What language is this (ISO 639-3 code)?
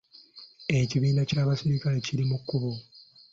lug